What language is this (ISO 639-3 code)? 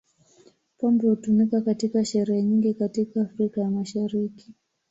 swa